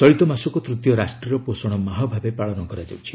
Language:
Odia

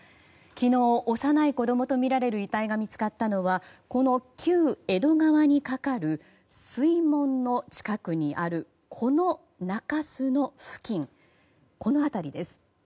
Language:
Japanese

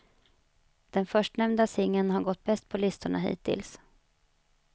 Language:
Swedish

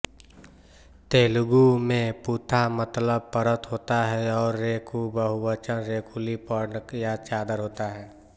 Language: Hindi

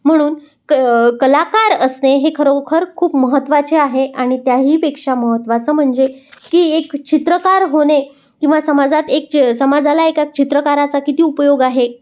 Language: Marathi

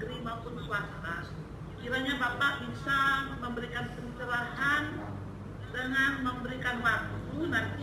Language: Indonesian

